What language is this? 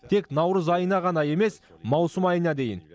Kazakh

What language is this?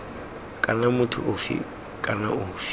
Tswana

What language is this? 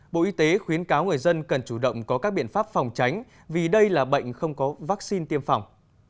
Vietnamese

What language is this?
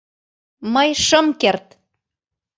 Mari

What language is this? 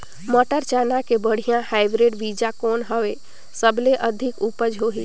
Chhattisgarhi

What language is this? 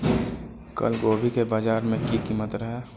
Maithili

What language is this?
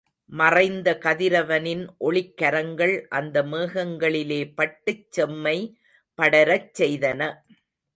Tamil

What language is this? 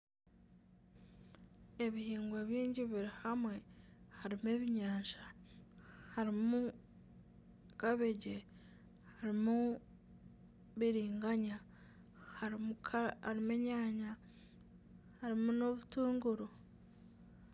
Nyankole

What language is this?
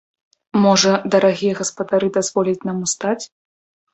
Belarusian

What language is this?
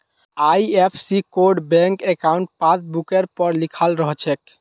Magahi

